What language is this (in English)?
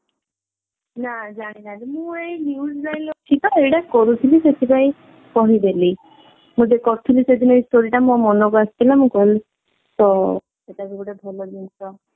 Odia